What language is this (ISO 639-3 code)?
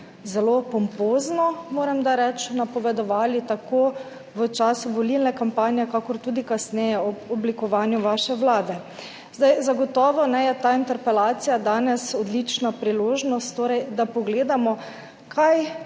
slv